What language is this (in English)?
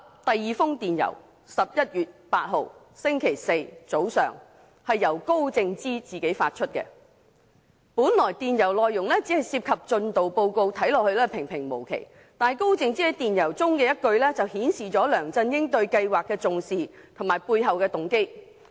Cantonese